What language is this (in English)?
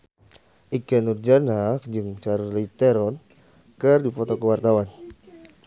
Sundanese